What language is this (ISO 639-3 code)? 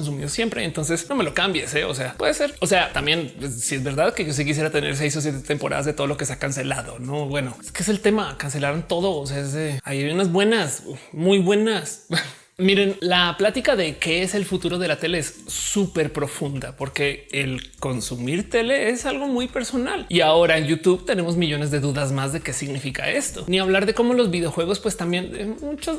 spa